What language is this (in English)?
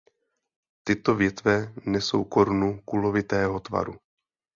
Czech